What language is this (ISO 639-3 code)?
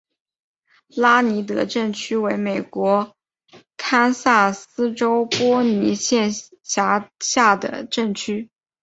zho